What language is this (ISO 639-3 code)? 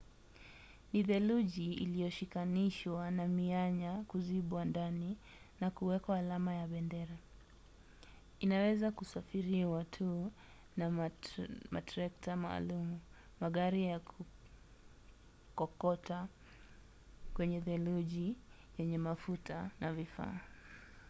swa